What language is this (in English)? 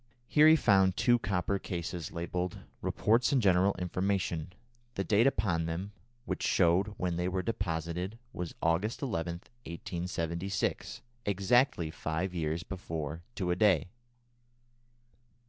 English